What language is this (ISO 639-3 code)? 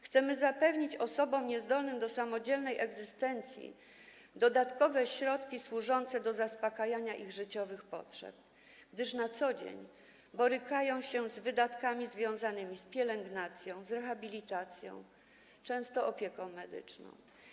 pol